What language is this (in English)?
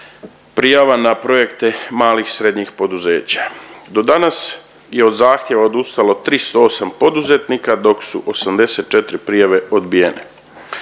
Croatian